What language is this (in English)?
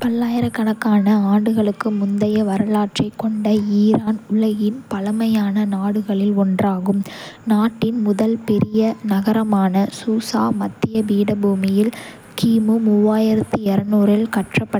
Kota (India)